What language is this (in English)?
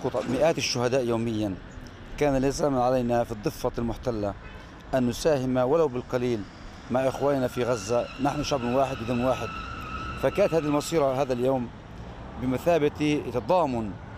Arabic